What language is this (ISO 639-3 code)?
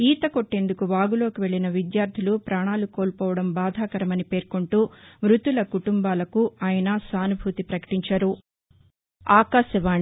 tel